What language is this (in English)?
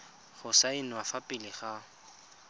Tswana